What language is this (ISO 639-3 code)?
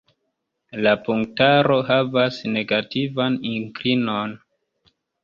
epo